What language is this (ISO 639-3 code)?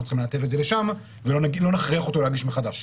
heb